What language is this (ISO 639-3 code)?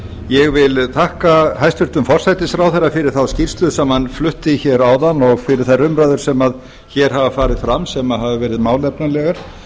isl